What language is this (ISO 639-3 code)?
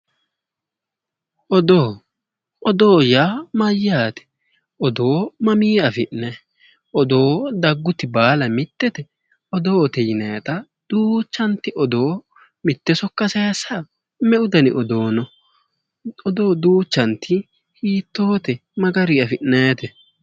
sid